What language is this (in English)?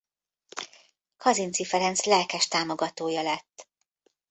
Hungarian